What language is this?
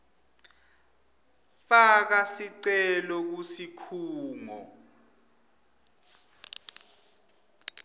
Swati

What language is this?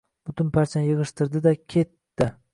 Uzbek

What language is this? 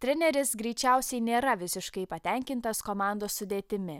Lithuanian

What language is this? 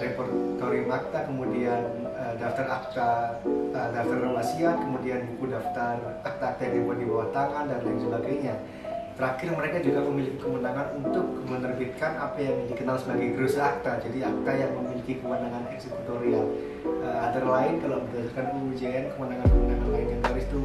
Indonesian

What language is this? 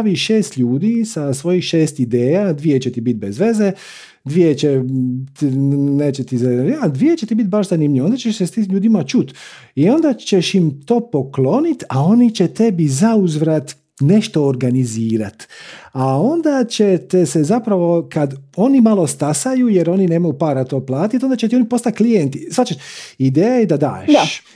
Croatian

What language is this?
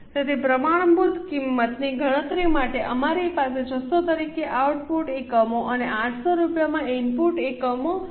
Gujarati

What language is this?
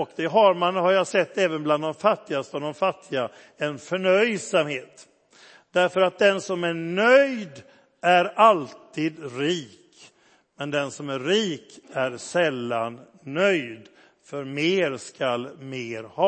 Swedish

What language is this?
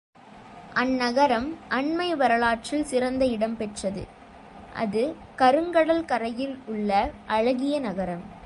Tamil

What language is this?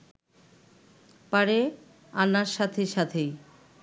Bangla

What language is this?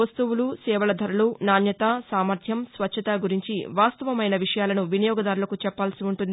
Telugu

